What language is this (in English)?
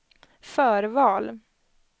Swedish